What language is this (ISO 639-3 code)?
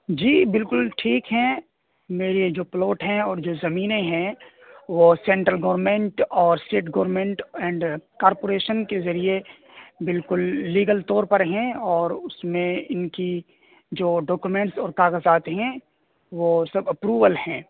urd